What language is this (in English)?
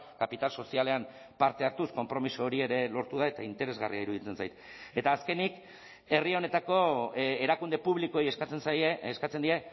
Basque